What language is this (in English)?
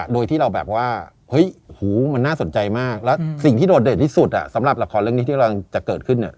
Thai